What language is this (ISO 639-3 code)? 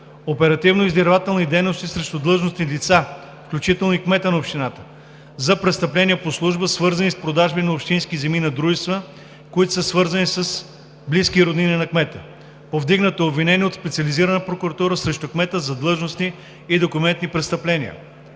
bul